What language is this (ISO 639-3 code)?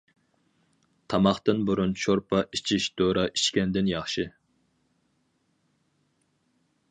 uig